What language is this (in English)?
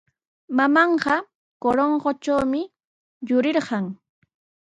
Sihuas Ancash Quechua